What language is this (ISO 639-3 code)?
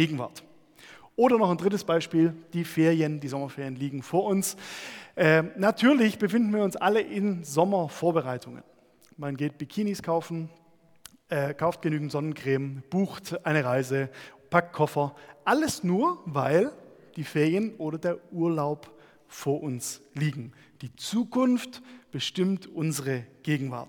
deu